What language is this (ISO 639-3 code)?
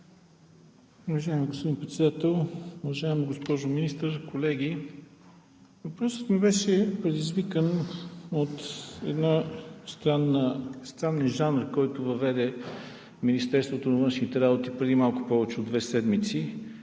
bul